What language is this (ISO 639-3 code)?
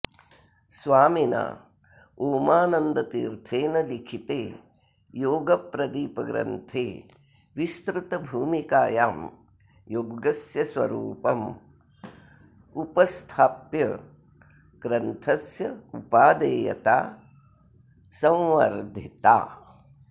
san